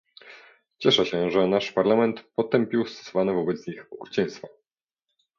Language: Polish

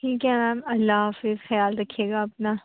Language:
Urdu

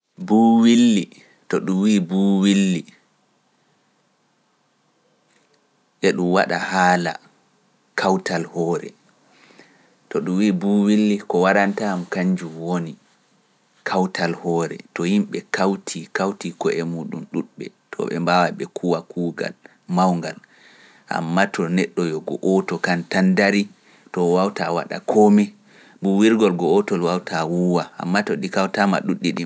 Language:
Pular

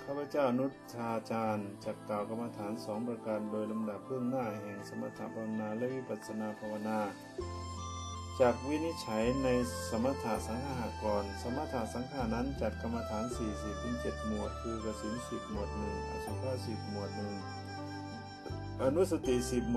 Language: Thai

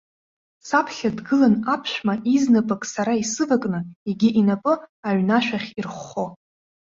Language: Abkhazian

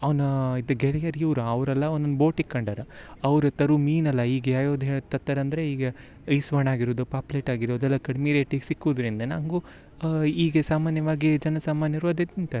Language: Kannada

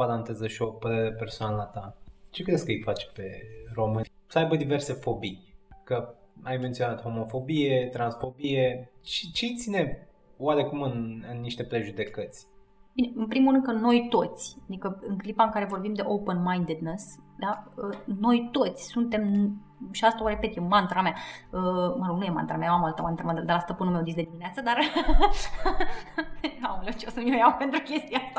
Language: Romanian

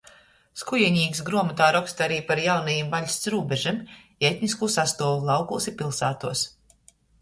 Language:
Latgalian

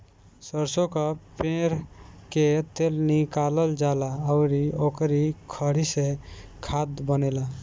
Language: Bhojpuri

